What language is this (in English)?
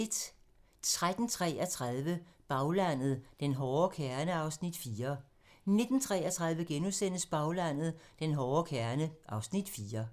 Danish